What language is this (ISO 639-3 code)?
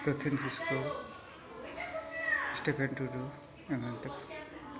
sat